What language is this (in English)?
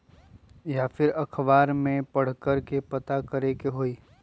Magahi